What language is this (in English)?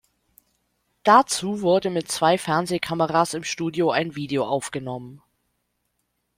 German